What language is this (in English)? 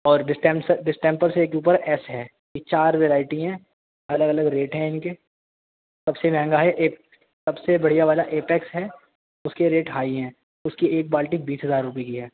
Urdu